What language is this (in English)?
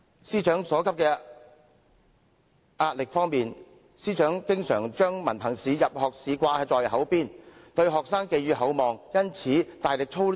Cantonese